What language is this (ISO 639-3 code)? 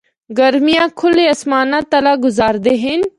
hno